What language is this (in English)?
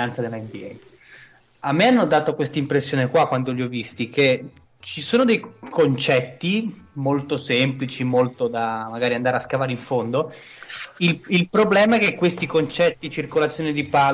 Italian